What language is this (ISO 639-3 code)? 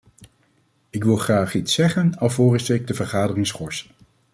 nld